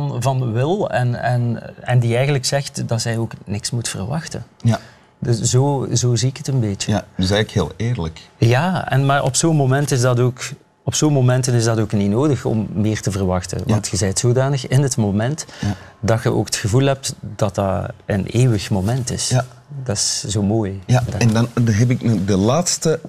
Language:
Dutch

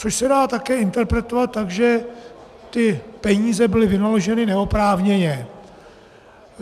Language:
Czech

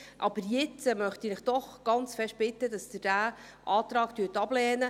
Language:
Swiss German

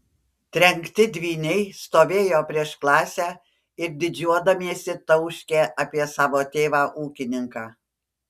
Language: Lithuanian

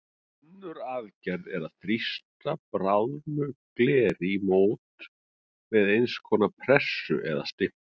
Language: Icelandic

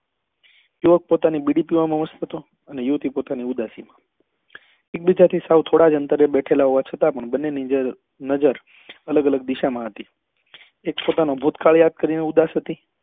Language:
Gujarati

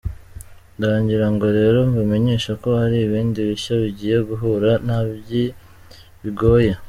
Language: Kinyarwanda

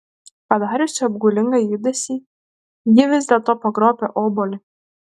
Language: Lithuanian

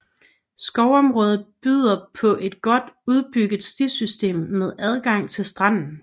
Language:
Danish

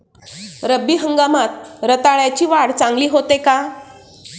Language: Marathi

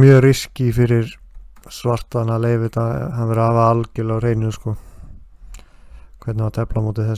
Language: Dutch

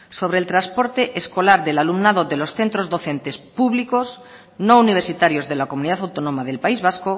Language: Spanish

